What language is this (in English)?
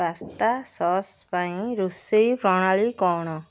Odia